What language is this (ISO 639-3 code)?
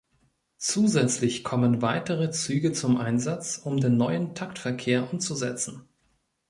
deu